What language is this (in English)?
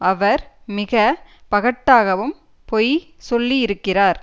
Tamil